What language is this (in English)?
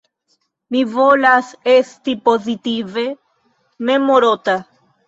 Esperanto